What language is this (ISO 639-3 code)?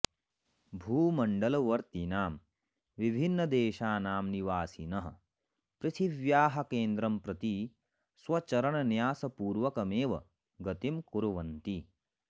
san